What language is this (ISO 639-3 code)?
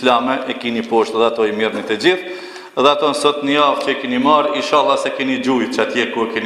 ara